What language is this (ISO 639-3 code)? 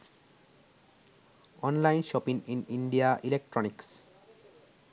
sin